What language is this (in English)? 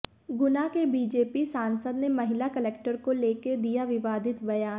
Hindi